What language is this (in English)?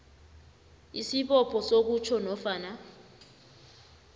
South Ndebele